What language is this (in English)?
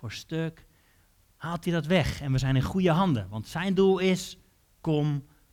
Dutch